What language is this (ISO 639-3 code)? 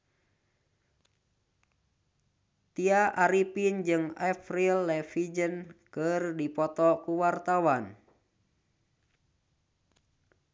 sun